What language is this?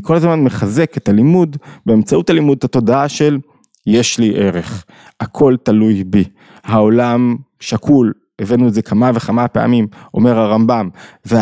Hebrew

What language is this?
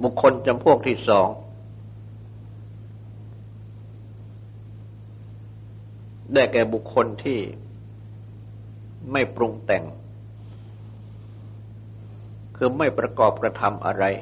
Thai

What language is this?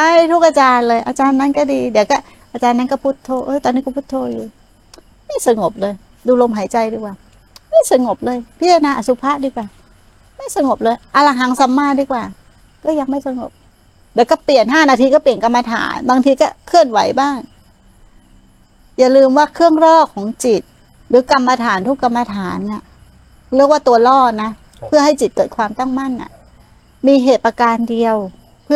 Thai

